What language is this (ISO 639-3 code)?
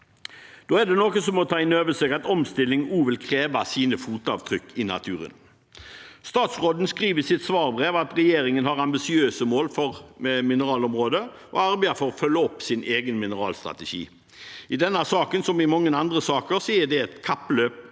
nor